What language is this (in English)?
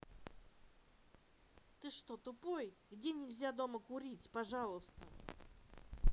Russian